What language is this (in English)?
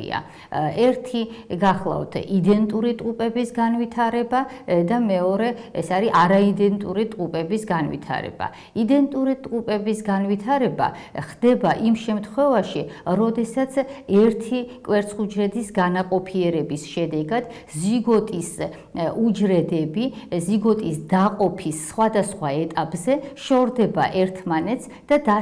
Romanian